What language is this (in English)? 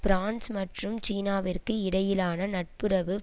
Tamil